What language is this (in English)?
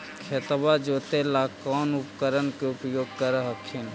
Magahi